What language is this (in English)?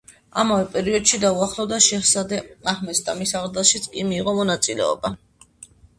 Georgian